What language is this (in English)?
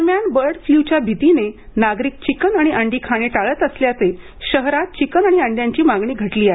Marathi